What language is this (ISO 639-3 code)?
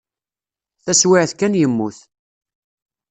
kab